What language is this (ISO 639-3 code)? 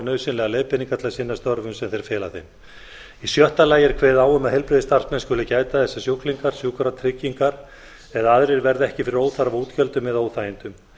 isl